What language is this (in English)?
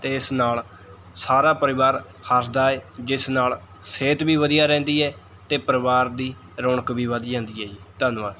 Punjabi